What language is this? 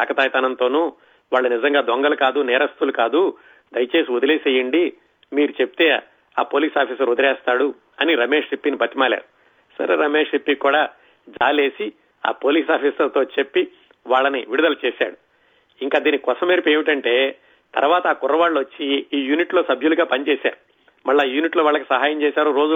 Telugu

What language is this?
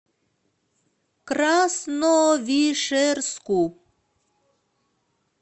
Russian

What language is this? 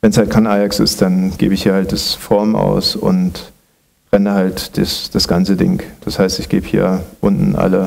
German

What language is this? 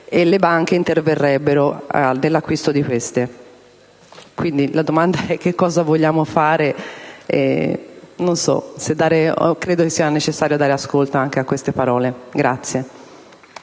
Italian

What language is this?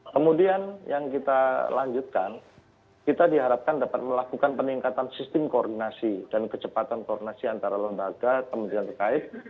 Indonesian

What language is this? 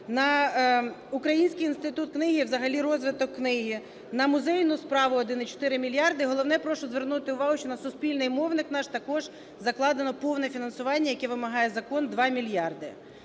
Ukrainian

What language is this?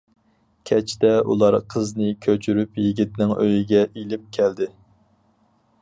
Uyghur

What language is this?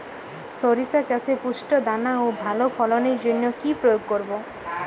Bangla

